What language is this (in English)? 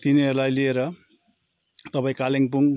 Nepali